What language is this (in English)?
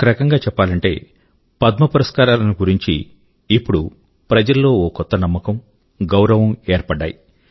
Telugu